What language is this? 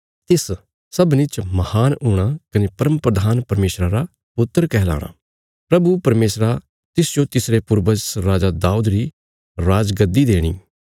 Bilaspuri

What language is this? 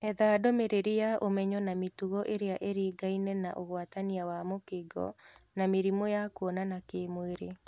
Kikuyu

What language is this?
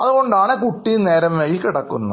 Malayalam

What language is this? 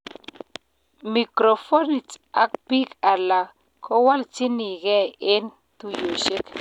Kalenjin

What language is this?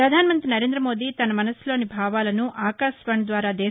Telugu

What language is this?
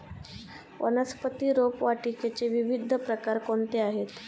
Marathi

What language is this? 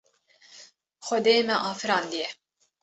Kurdish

